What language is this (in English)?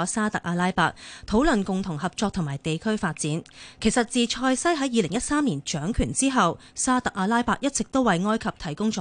Chinese